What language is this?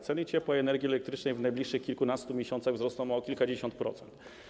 Polish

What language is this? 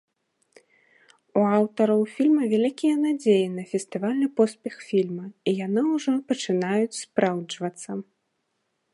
Belarusian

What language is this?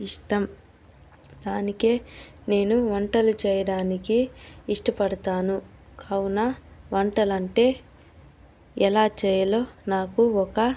Telugu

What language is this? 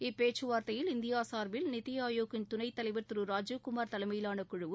Tamil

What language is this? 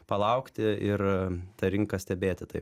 Lithuanian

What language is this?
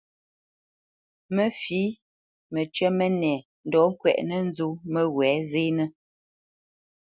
Bamenyam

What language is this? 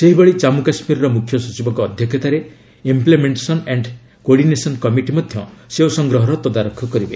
Odia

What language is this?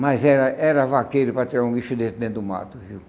Portuguese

